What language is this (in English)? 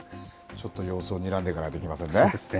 Japanese